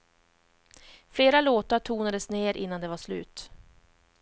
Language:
Swedish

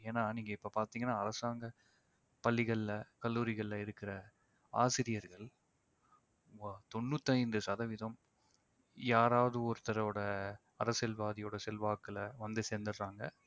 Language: Tamil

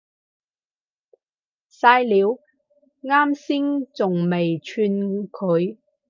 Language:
Cantonese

